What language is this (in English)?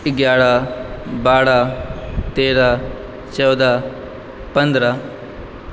Maithili